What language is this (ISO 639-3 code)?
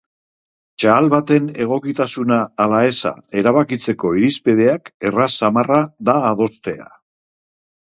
eus